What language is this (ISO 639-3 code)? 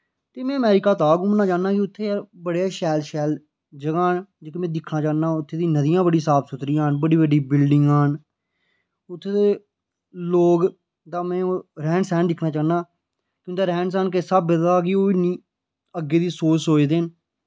doi